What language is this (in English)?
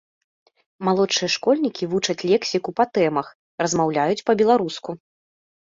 Belarusian